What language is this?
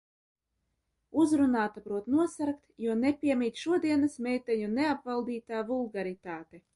Latvian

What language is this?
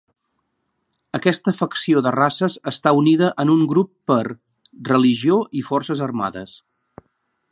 Catalan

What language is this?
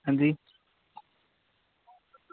Dogri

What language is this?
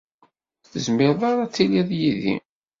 Kabyle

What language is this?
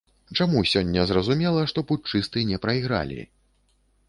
Belarusian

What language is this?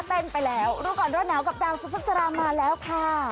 Thai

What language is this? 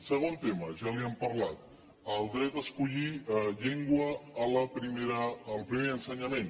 Catalan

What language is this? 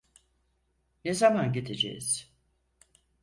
Turkish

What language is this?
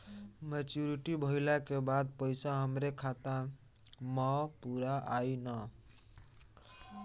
Bhojpuri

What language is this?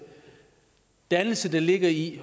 Danish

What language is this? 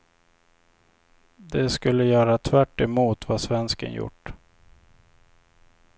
Swedish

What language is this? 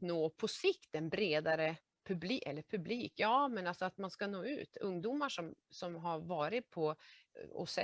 Swedish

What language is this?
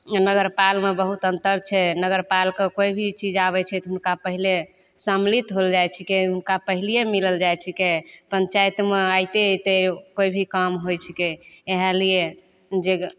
Maithili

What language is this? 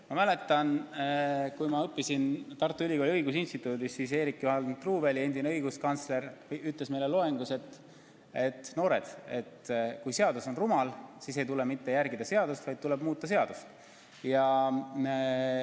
Estonian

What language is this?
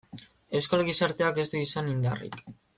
Basque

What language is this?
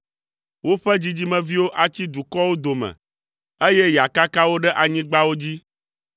Ewe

